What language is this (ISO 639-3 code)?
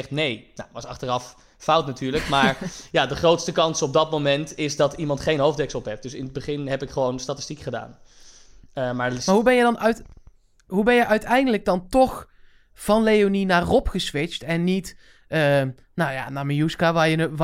nld